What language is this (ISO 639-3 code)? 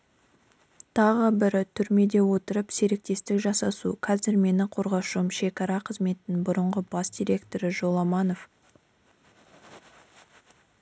kaz